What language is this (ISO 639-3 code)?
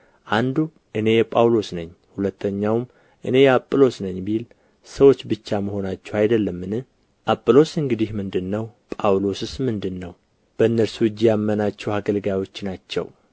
amh